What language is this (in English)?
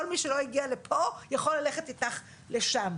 Hebrew